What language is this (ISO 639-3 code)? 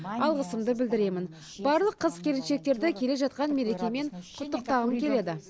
kaz